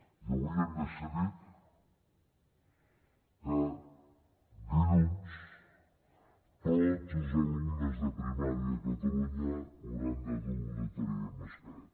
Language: Catalan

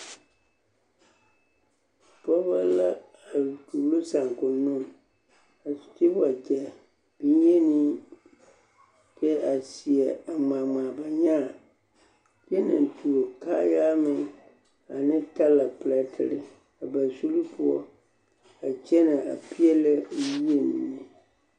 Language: Southern Dagaare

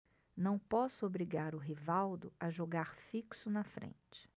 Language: Portuguese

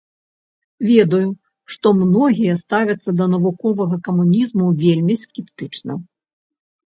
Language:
Belarusian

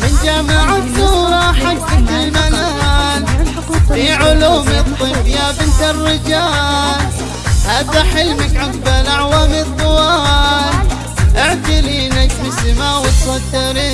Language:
Arabic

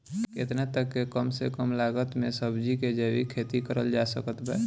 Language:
Bhojpuri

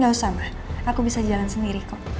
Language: Indonesian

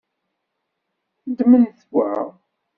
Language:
Kabyle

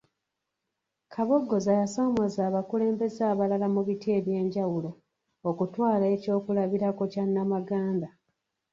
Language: Ganda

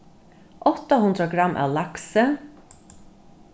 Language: Faroese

